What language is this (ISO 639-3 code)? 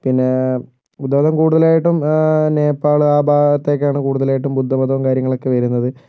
mal